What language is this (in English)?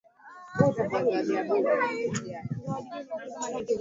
Swahili